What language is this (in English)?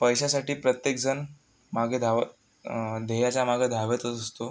Marathi